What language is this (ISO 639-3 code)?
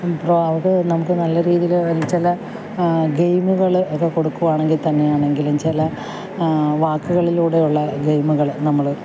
mal